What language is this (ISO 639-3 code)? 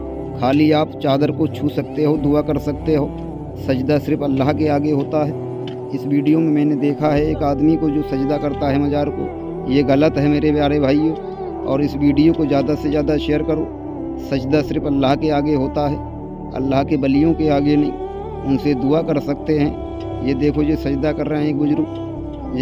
hin